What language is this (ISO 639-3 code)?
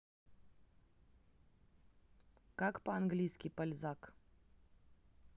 rus